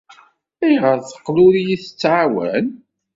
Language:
Kabyle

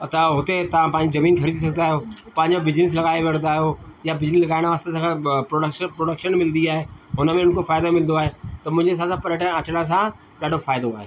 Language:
Sindhi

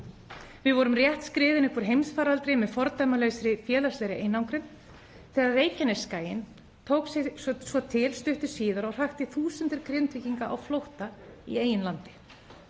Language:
Icelandic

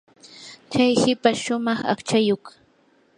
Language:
Yanahuanca Pasco Quechua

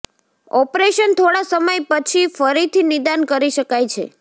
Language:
Gujarati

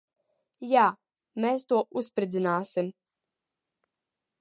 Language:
Latvian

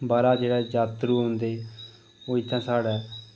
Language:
Dogri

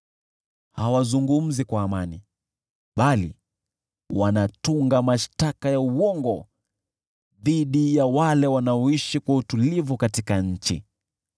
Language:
Swahili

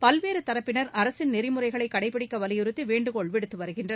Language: Tamil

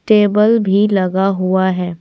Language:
Hindi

